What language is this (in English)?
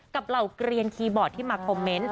Thai